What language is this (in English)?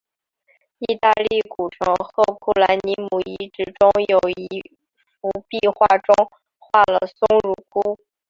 Chinese